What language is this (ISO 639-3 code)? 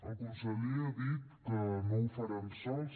cat